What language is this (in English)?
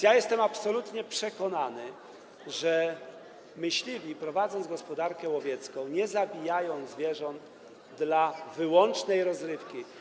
Polish